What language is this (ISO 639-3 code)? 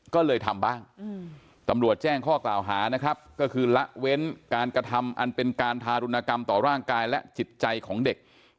tha